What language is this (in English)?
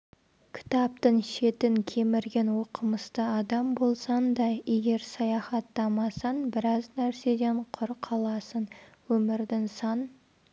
Kazakh